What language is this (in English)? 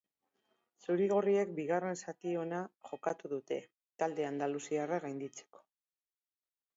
Basque